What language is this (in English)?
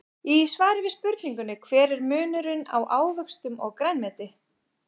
Icelandic